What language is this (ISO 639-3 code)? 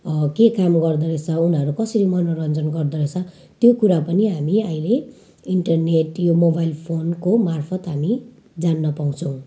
nep